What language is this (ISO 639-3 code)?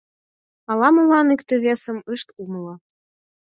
chm